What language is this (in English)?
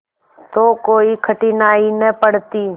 Hindi